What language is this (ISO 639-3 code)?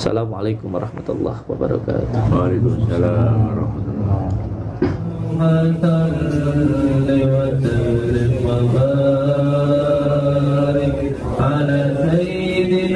ind